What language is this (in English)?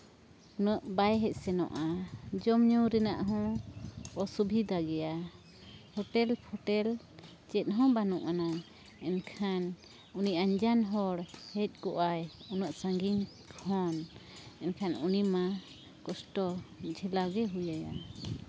Santali